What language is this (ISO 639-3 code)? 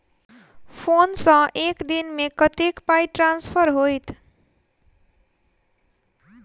mai